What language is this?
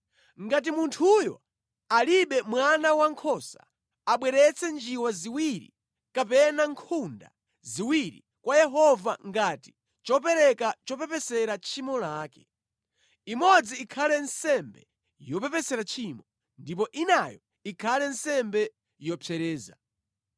Nyanja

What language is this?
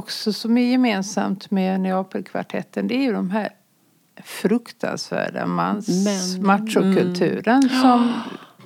Swedish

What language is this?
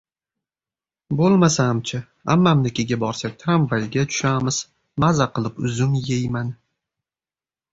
Uzbek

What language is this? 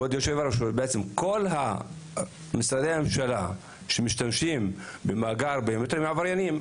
Hebrew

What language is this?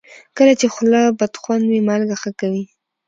Pashto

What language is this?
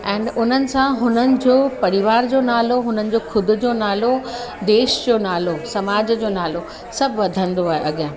Sindhi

